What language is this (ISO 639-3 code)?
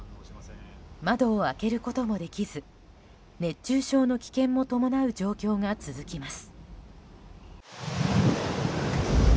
jpn